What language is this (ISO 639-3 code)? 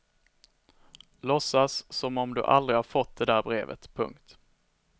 swe